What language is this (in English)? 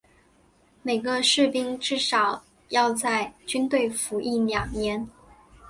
Chinese